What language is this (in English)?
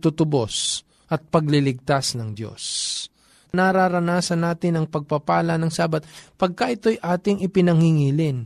Filipino